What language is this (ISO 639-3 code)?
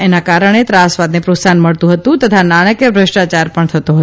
guj